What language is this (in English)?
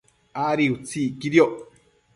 Matsés